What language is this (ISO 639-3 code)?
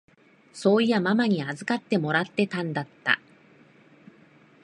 jpn